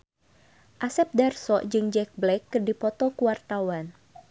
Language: Sundanese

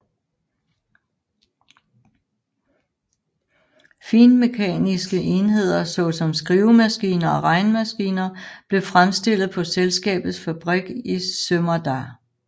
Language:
Danish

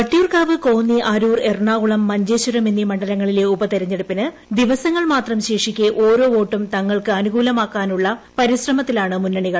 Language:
Malayalam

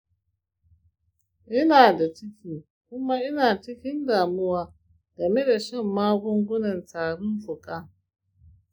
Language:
Hausa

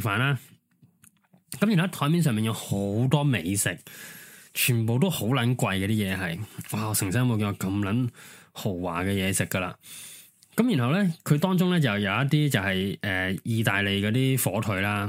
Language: Chinese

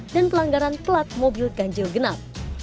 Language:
Indonesian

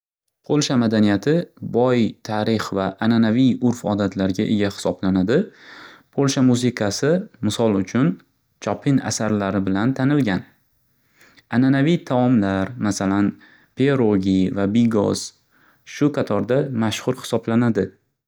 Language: Uzbek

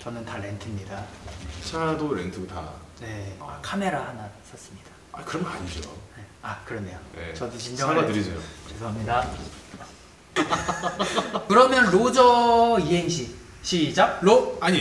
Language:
Korean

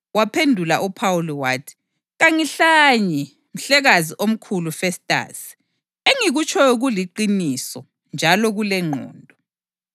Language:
North Ndebele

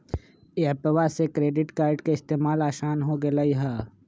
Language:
Magahi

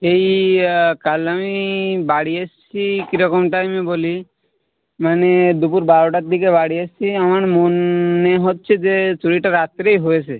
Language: Bangla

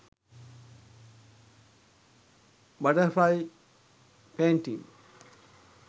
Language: Sinhala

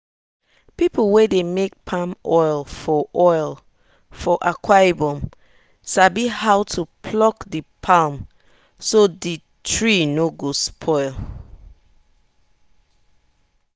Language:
Nigerian Pidgin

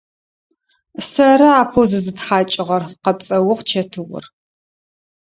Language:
Adyghe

